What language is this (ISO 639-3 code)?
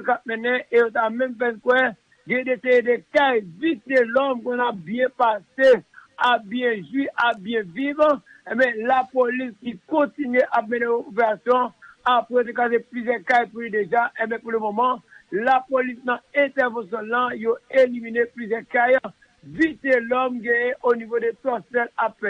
fra